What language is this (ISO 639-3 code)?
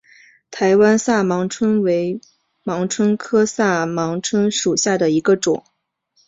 zho